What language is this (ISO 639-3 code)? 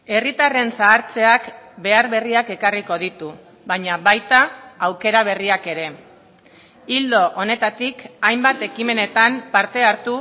eus